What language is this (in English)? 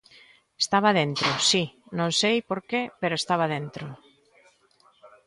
Galician